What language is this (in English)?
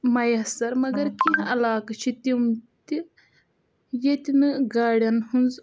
Kashmiri